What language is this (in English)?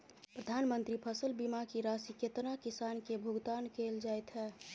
Maithili